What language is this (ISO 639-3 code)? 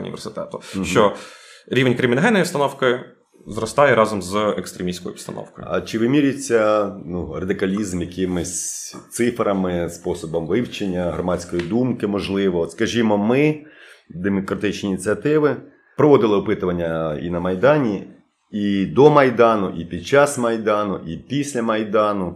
ukr